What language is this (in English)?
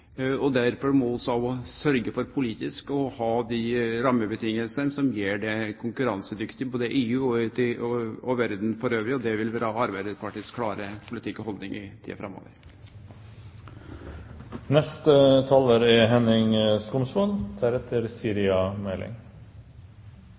Norwegian Nynorsk